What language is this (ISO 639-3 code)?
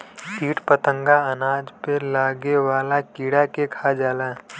bho